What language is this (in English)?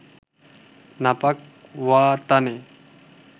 Bangla